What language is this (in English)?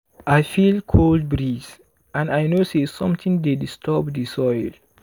Nigerian Pidgin